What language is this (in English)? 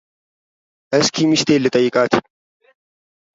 Amharic